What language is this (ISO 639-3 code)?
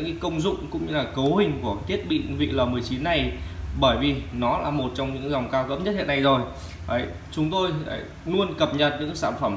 vie